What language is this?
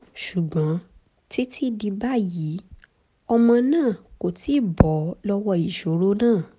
Yoruba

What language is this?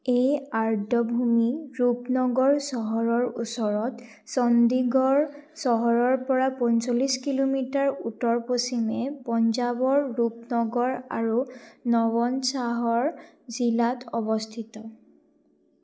Assamese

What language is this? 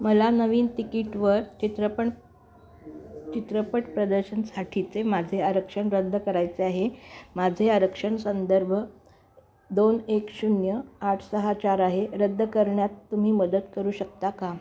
Marathi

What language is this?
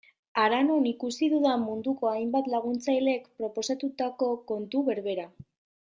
Basque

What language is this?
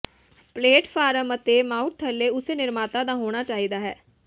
Punjabi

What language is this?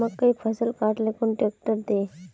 Magahi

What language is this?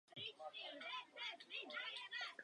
Czech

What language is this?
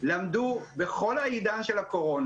Hebrew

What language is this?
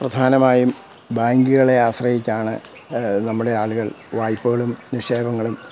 Malayalam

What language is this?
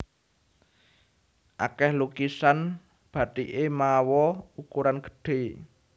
Javanese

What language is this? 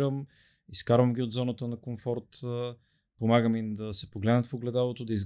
Bulgarian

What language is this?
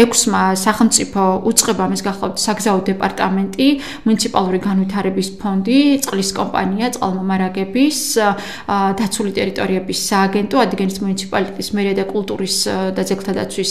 Romanian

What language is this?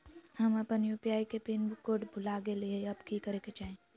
Magahi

